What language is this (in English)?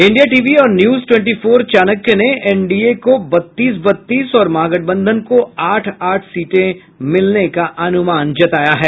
Hindi